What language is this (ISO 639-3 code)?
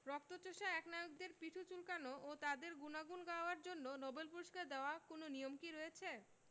ben